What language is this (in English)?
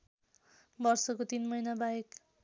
Nepali